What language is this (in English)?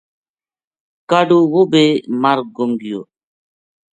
Gujari